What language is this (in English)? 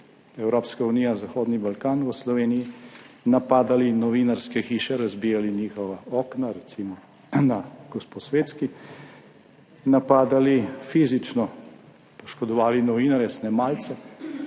Slovenian